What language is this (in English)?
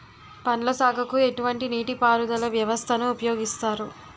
Telugu